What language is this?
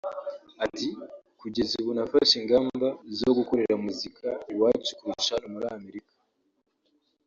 Kinyarwanda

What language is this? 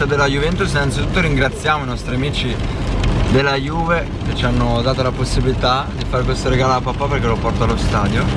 Italian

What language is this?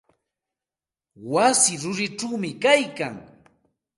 Santa Ana de Tusi Pasco Quechua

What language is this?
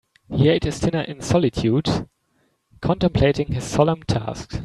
English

